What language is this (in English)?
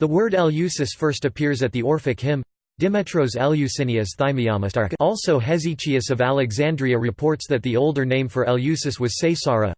English